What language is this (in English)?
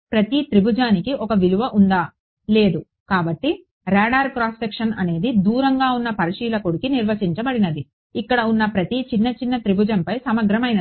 Telugu